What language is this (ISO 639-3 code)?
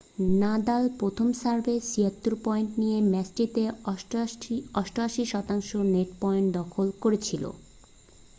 ben